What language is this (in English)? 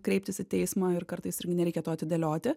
Lithuanian